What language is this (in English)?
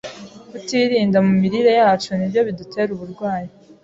Kinyarwanda